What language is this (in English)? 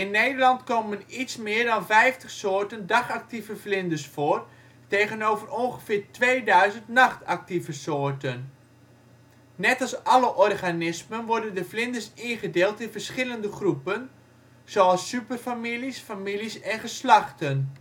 Dutch